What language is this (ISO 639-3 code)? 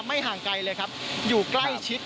tha